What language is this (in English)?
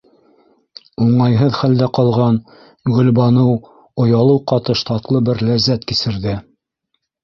Bashkir